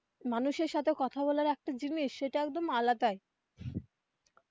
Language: Bangla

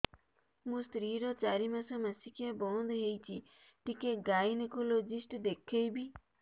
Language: Odia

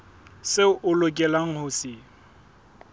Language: Southern Sotho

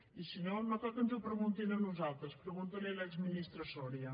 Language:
Catalan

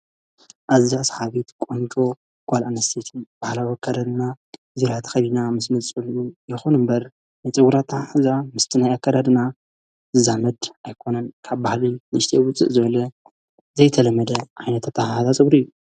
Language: Tigrinya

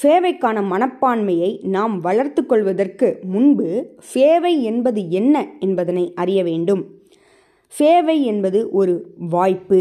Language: Tamil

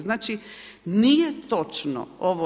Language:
Croatian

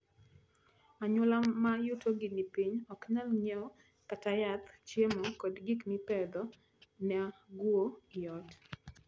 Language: Luo (Kenya and Tanzania)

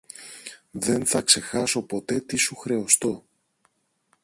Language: Greek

